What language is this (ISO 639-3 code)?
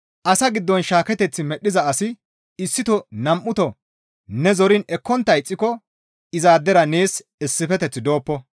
gmv